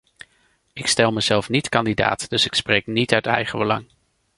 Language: Dutch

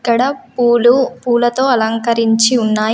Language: Telugu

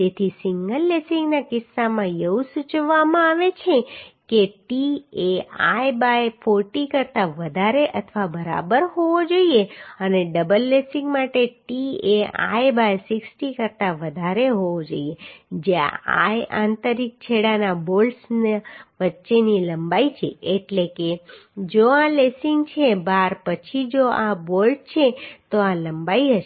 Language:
Gujarati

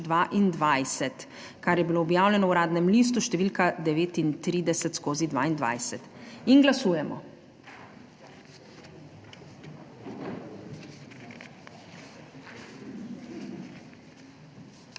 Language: Slovenian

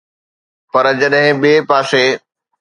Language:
Sindhi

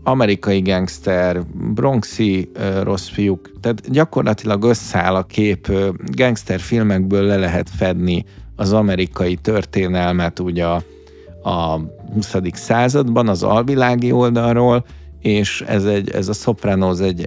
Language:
Hungarian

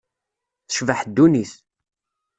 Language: Kabyle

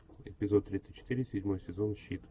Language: Russian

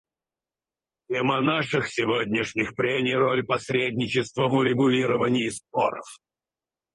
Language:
Russian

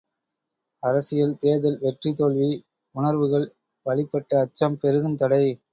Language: Tamil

